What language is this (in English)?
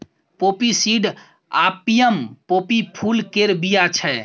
Maithili